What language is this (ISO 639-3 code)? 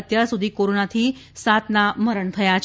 guj